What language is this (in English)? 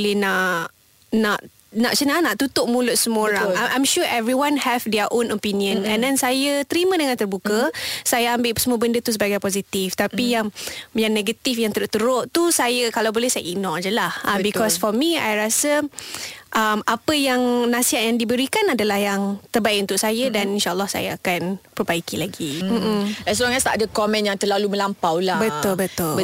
Malay